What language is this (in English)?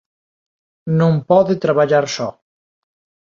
Galician